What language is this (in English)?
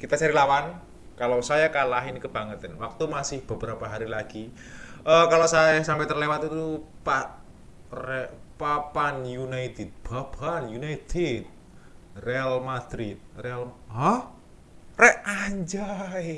Indonesian